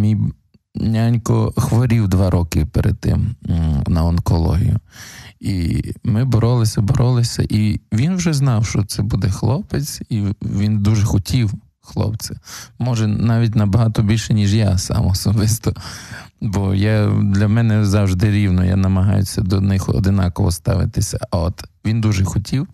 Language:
Ukrainian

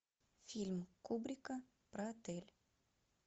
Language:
Russian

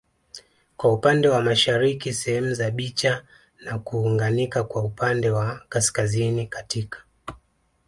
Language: Swahili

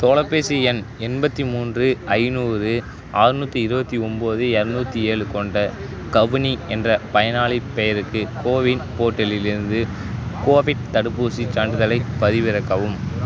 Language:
Tamil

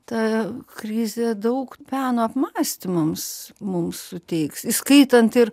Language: Lithuanian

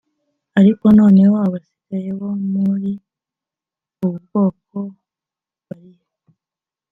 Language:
Kinyarwanda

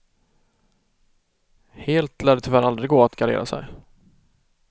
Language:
Swedish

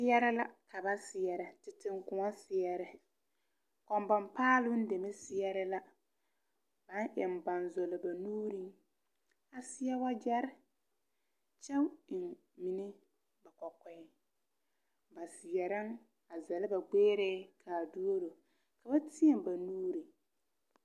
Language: Southern Dagaare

